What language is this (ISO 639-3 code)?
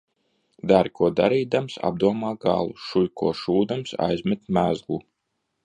lav